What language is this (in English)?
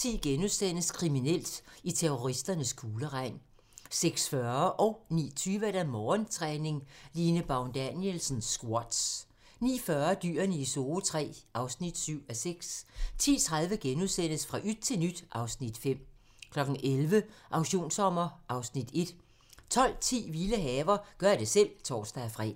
Danish